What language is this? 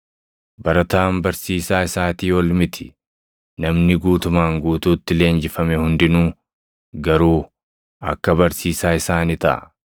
Oromo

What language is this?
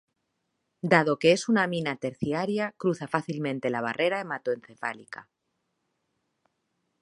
Spanish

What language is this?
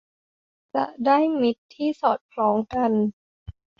Thai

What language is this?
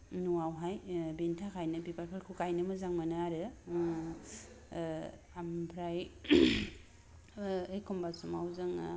Bodo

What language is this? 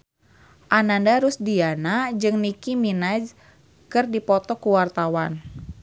Sundanese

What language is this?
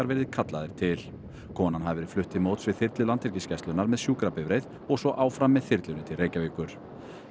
Icelandic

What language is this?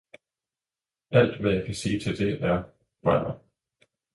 Danish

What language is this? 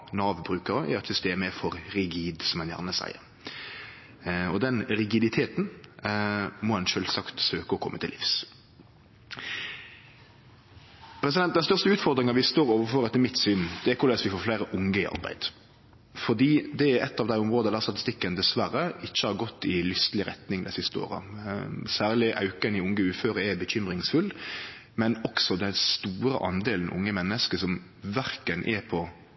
Norwegian Nynorsk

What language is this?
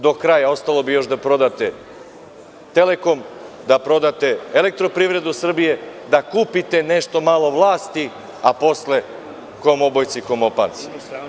Serbian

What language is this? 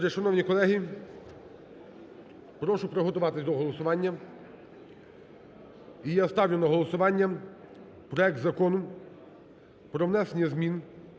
Ukrainian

